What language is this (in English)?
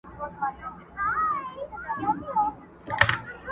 Pashto